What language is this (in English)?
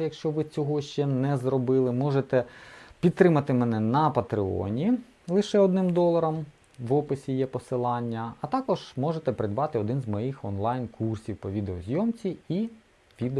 Ukrainian